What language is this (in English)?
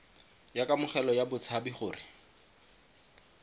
Tswana